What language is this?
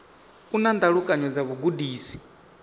Venda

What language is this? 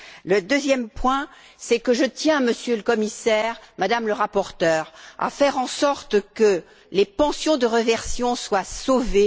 French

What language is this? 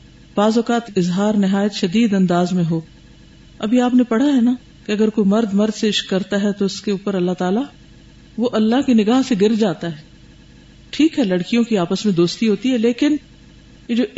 Urdu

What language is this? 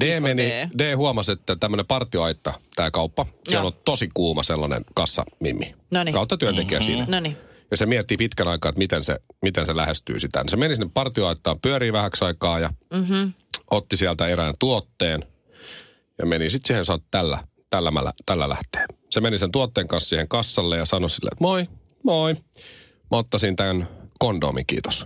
Finnish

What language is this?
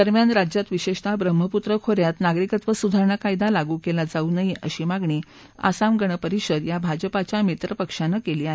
Marathi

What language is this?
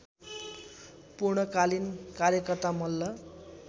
Nepali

